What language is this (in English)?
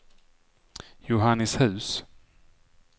Swedish